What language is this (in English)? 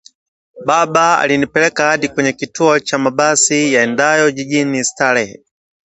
Swahili